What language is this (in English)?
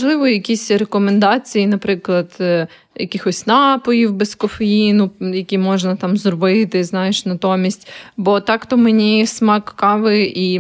Ukrainian